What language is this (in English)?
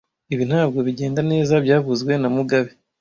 Kinyarwanda